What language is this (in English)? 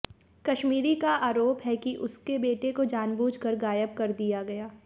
Hindi